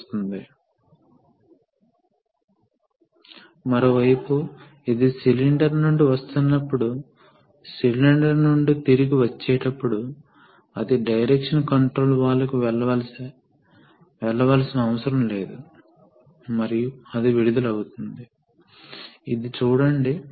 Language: Telugu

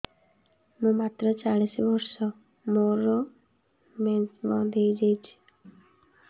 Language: Odia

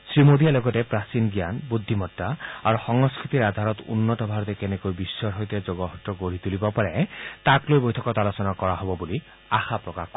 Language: Assamese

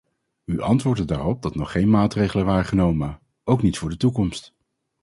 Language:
Dutch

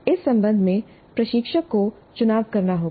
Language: Hindi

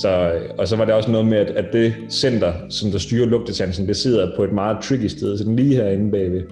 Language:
Danish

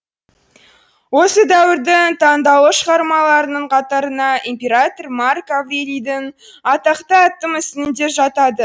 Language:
Kazakh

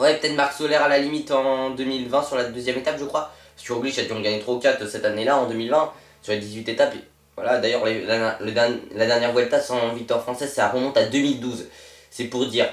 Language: French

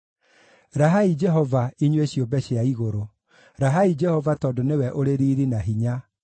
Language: Kikuyu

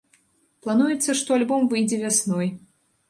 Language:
Belarusian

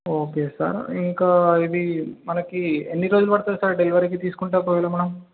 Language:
Telugu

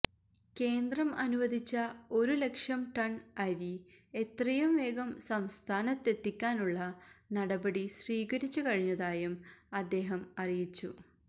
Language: Malayalam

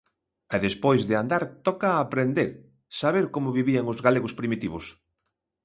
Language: Galician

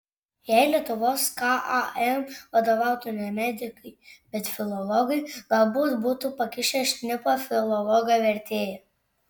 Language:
Lithuanian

